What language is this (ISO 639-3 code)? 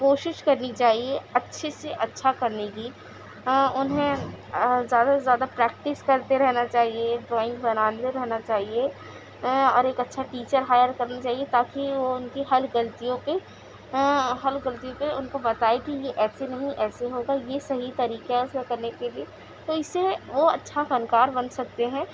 urd